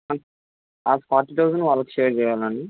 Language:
Telugu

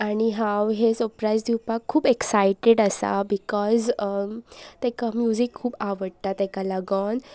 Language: Konkani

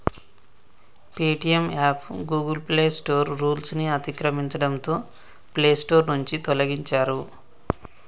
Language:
Telugu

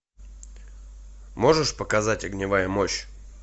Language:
Russian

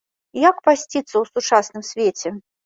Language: Belarusian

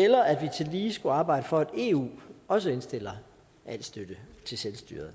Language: Danish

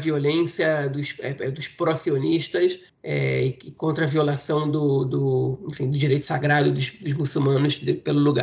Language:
Portuguese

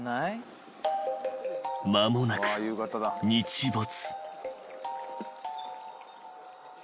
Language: Japanese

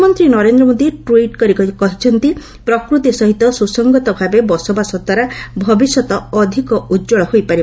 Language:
Odia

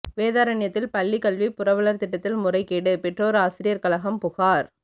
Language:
Tamil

